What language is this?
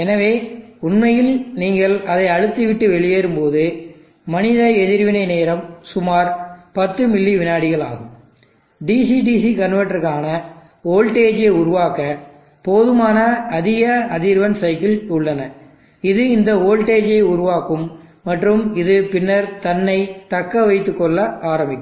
Tamil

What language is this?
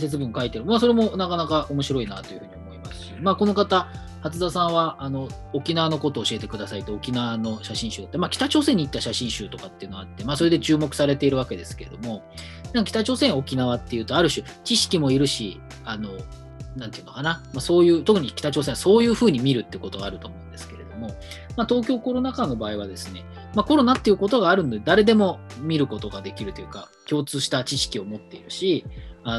Japanese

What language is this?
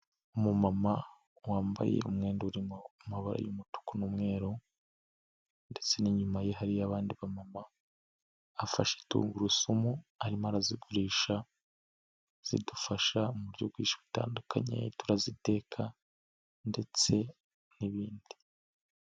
Kinyarwanda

